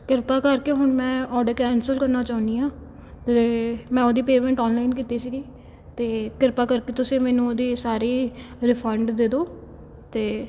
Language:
Punjabi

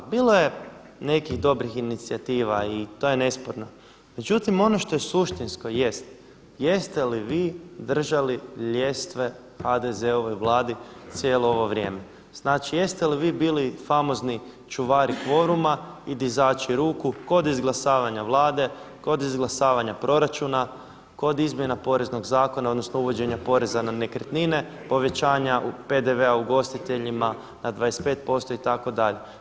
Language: Croatian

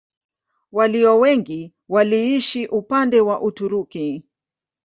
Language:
Swahili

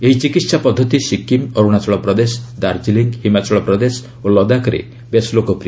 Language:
Odia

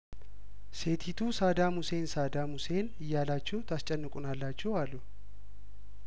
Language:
Amharic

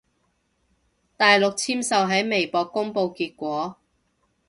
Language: Cantonese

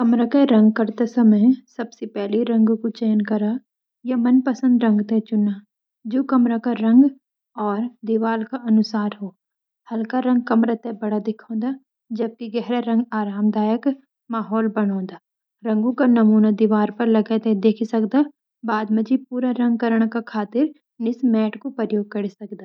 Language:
Garhwali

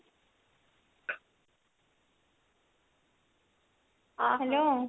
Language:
Odia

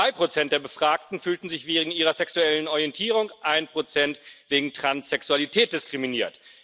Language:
German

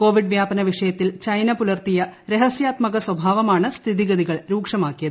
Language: Malayalam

